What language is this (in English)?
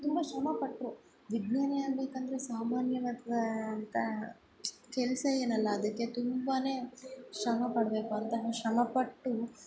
Kannada